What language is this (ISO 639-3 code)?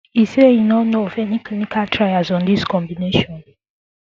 pcm